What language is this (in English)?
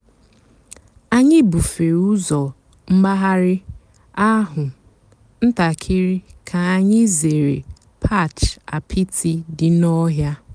Igbo